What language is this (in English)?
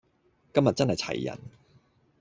Cantonese